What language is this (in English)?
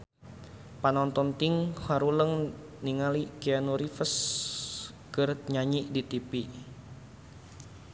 Sundanese